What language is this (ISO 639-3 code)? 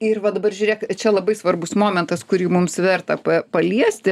lit